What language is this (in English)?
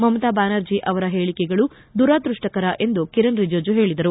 Kannada